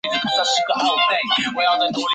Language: Chinese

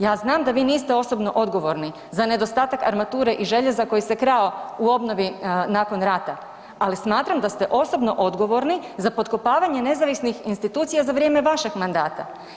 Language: Croatian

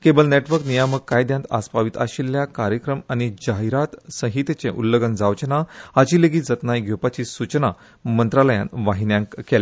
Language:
Konkani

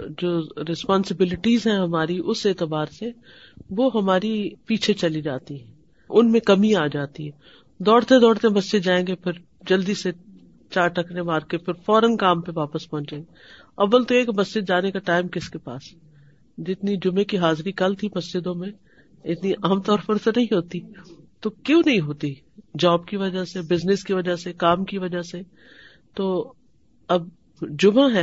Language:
Urdu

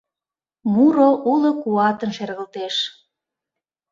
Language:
Mari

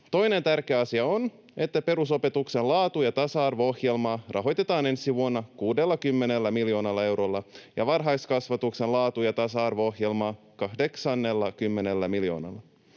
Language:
Finnish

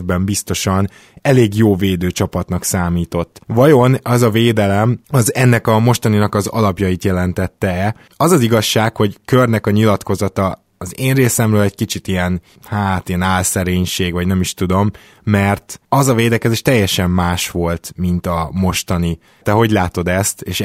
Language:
Hungarian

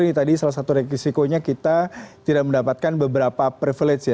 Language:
Indonesian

